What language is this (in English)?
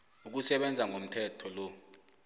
South Ndebele